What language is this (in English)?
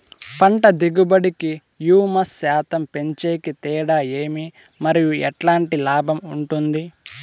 Telugu